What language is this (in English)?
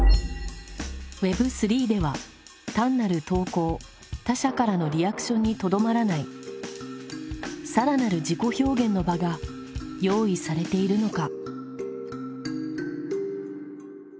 Japanese